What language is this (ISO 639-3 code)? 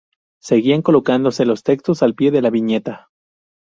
spa